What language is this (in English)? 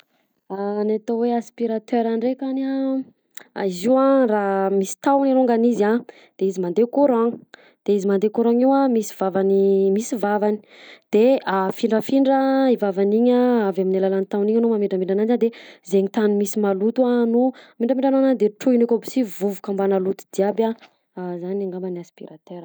Southern Betsimisaraka Malagasy